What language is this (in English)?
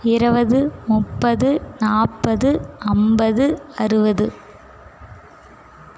Tamil